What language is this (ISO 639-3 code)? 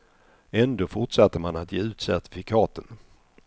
swe